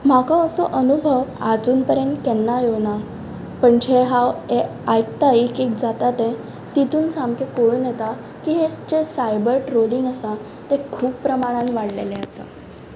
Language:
Konkani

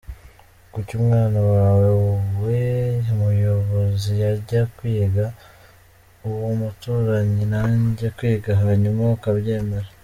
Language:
Kinyarwanda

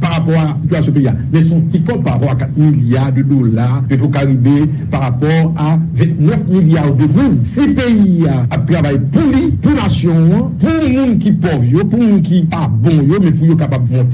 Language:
French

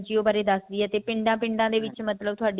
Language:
Punjabi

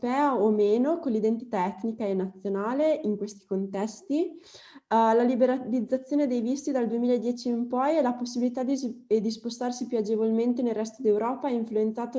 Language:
Italian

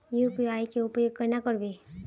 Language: Magahi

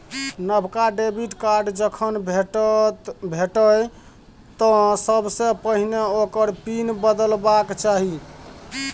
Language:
Maithili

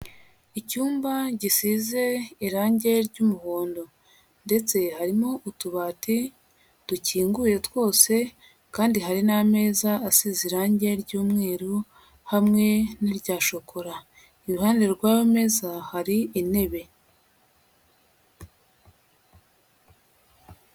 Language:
Kinyarwanda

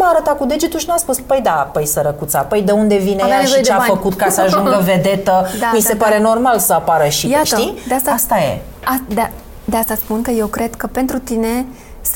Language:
Romanian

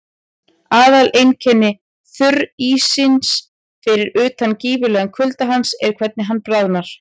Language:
Icelandic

